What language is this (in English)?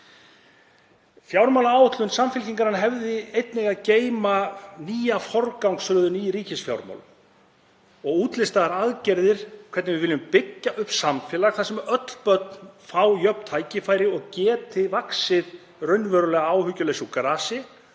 Icelandic